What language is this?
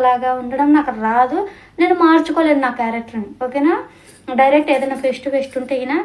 Telugu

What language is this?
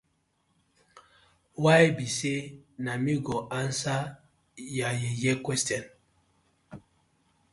Nigerian Pidgin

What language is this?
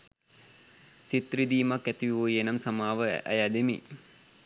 Sinhala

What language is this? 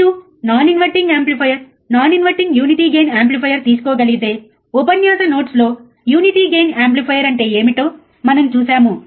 Telugu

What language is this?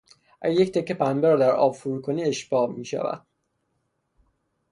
Persian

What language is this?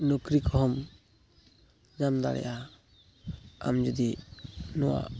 Santali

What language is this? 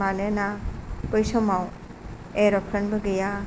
Bodo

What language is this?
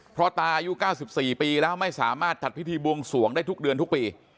Thai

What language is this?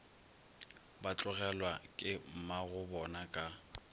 Northern Sotho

